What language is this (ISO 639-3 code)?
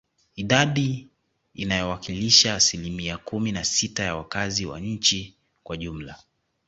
swa